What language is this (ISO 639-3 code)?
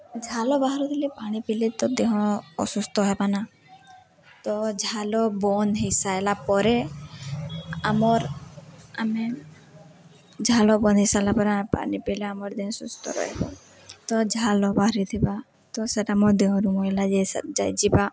ori